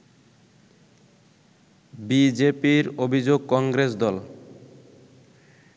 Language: Bangla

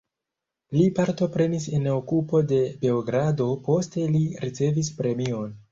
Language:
Esperanto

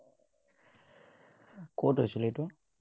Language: Assamese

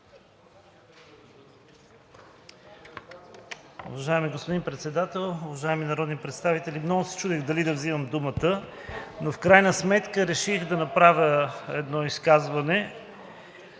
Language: Bulgarian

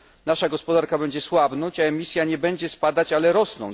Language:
Polish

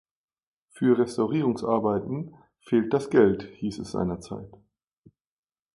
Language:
German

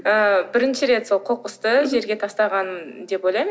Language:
Kazakh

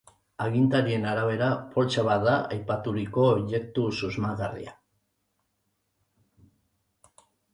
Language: Basque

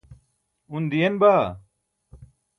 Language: Burushaski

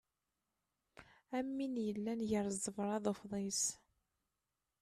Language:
Kabyle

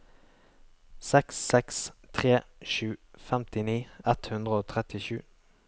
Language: Norwegian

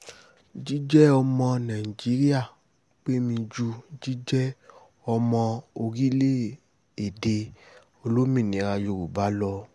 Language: Yoruba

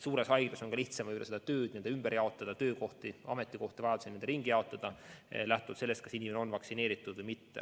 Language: Estonian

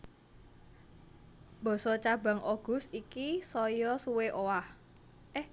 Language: Javanese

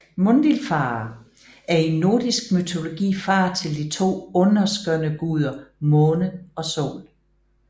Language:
Danish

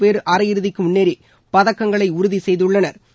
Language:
Tamil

